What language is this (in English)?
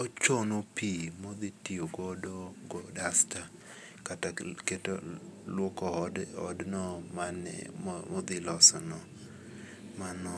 Luo (Kenya and Tanzania)